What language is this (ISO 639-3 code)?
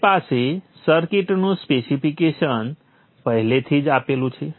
guj